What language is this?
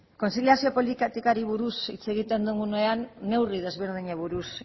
Basque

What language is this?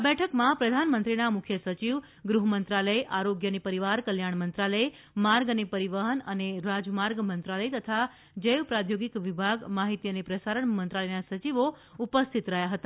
Gujarati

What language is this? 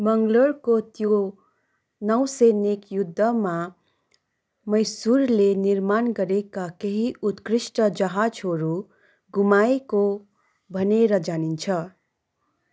Nepali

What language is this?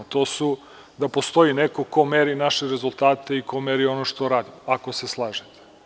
Serbian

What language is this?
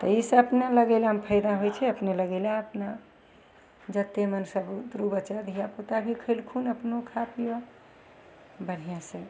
Maithili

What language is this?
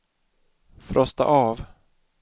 Swedish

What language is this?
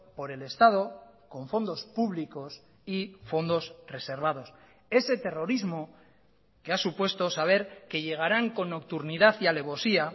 Spanish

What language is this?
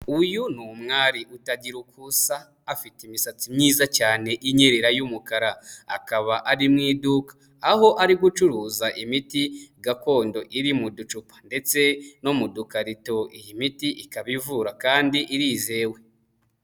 Kinyarwanda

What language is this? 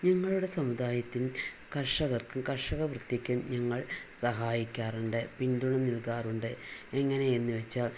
Malayalam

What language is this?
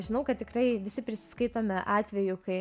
Lithuanian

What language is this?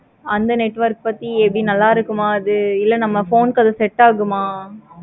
Tamil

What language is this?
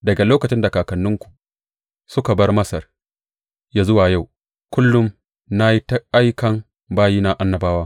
Hausa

